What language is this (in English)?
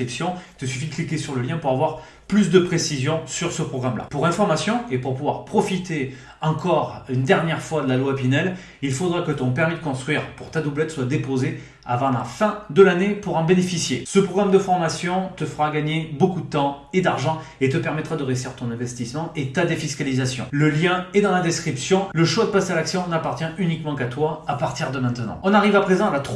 French